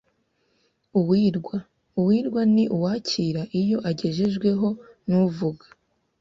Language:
Kinyarwanda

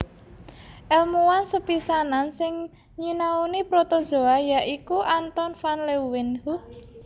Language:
Javanese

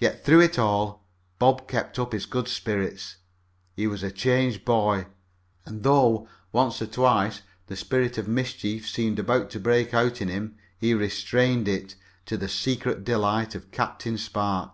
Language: English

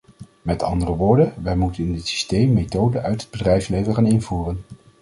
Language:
Dutch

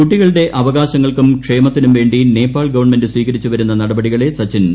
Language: Malayalam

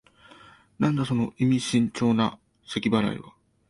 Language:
Japanese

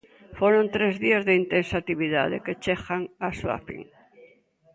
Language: Galician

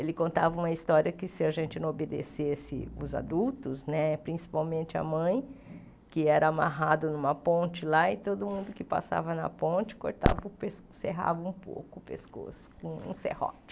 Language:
Portuguese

